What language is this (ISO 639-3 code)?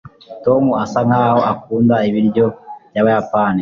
kin